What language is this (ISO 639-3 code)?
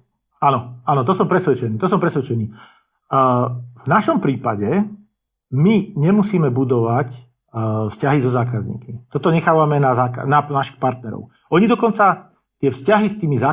slk